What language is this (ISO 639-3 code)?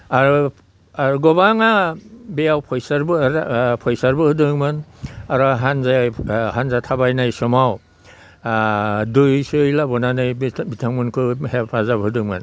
brx